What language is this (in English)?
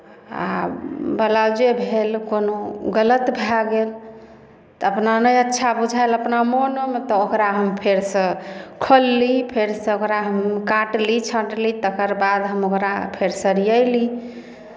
Maithili